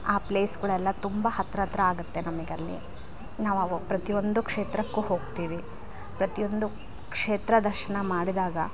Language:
Kannada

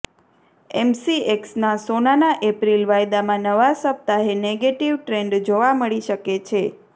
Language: Gujarati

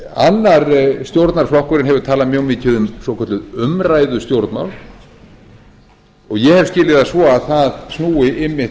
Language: Icelandic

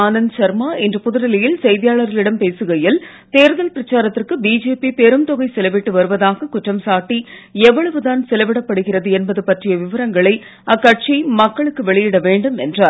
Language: Tamil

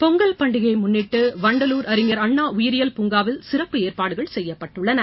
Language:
Tamil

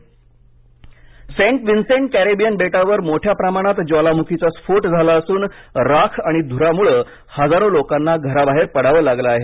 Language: Marathi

